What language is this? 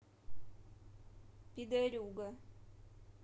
Russian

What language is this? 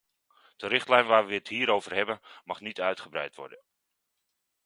Dutch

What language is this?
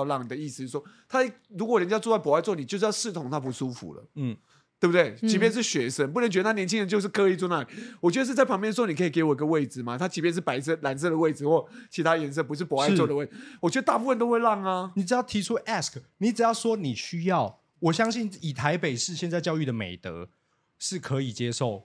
Chinese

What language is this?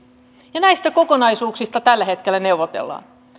Finnish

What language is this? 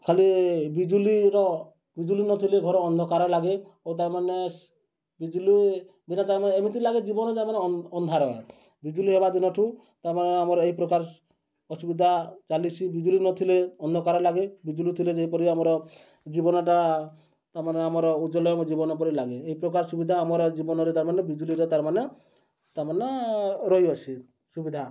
Odia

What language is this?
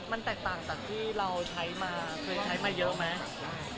Thai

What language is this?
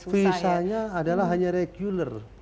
Indonesian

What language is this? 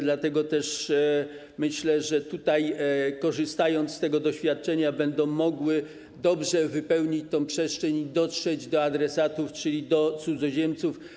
Polish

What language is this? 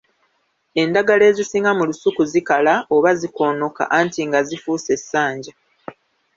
Ganda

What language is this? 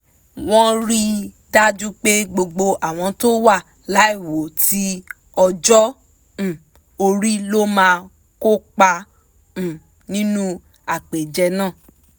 Yoruba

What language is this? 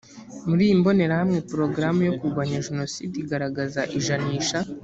Kinyarwanda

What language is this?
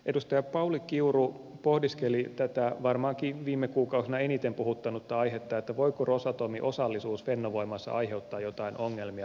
Finnish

